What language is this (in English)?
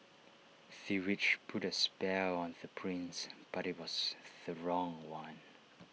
English